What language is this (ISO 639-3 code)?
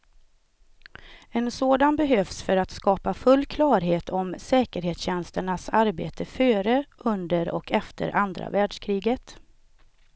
swe